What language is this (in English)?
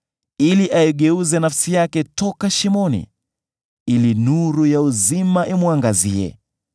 Swahili